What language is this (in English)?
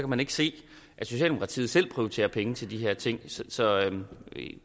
Danish